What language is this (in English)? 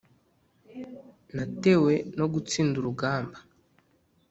Kinyarwanda